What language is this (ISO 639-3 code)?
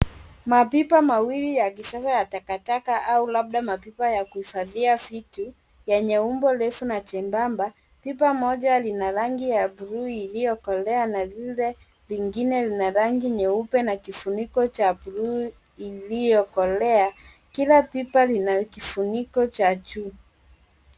swa